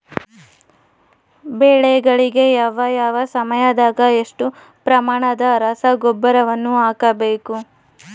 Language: Kannada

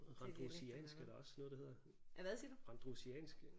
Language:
Danish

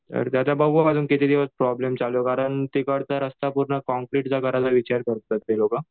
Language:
Marathi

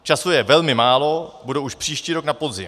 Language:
Czech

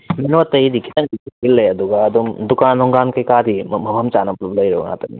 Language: Manipuri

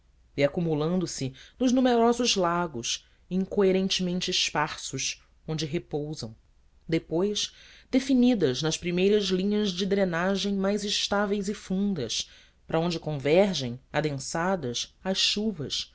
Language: Portuguese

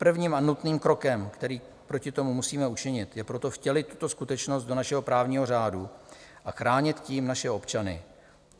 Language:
Czech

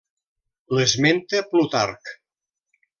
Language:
Catalan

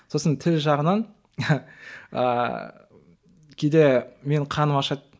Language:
Kazakh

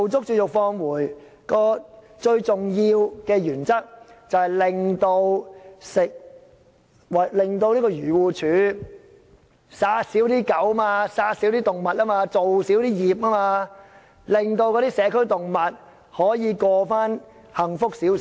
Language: Cantonese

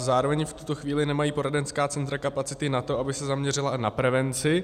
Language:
Czech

